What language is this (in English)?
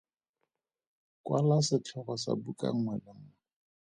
Tswana